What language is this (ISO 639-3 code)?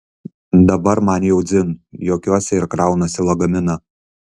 lit